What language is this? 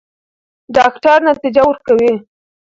Pashto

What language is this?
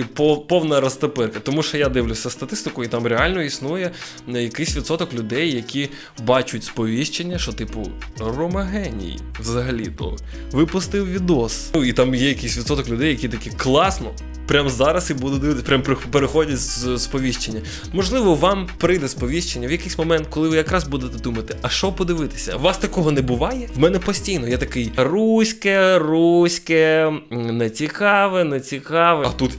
Ukrainian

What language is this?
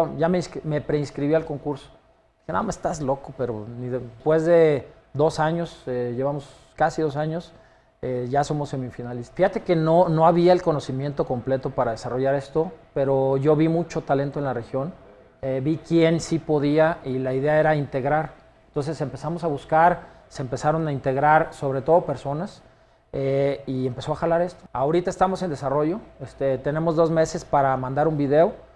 Spanish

